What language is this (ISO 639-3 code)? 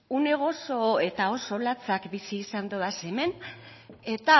eus